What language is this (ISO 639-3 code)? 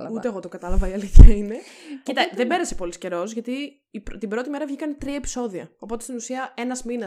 ell